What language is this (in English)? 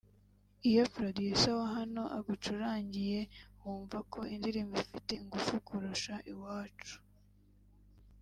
Kinyarwanda